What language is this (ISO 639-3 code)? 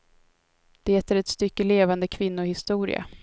swe